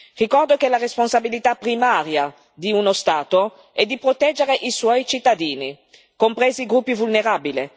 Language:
Italian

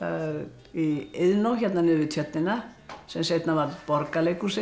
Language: Icelandic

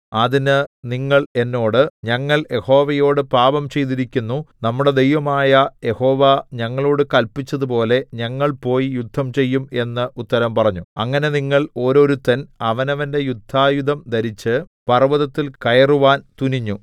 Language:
Malayalam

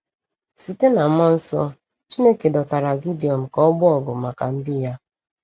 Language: Igbo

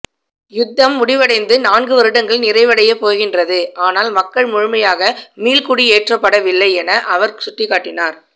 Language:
Tamil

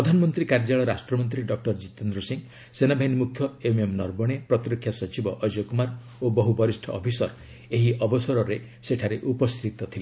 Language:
Odia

